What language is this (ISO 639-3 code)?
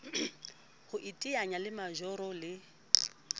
sot